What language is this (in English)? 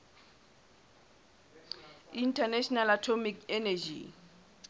Southern Sotho